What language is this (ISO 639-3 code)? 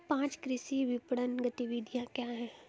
hin